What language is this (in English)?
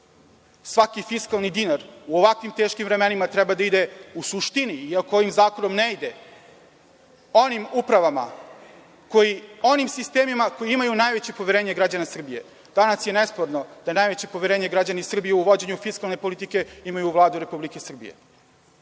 Serbian